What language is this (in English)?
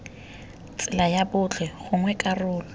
Tswana